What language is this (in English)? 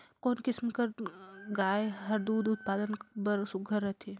Chhattisgarhi